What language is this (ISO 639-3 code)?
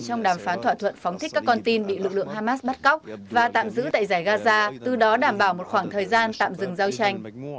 vie